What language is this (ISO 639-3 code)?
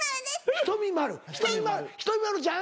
jpn